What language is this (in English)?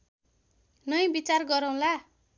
Nepali